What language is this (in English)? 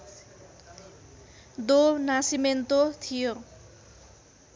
Nepali